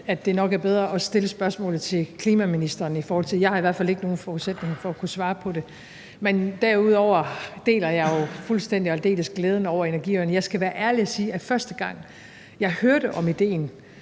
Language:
Danish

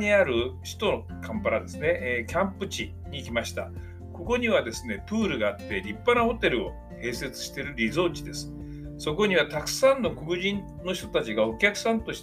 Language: Japanese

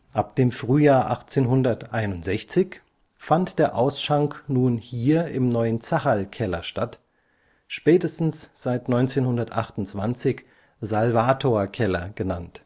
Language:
German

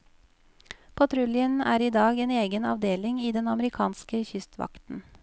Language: Norwegian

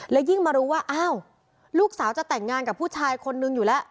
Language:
Thai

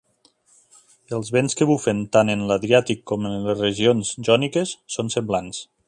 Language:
Catalan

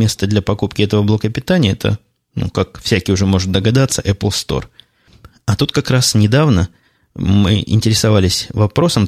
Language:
Russian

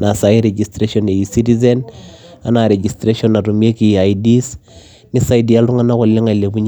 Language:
Masai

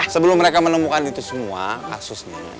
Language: Indonesian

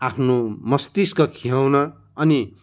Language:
Nepali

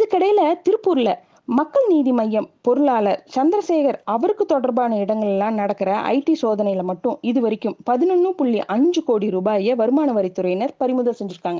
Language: Tamil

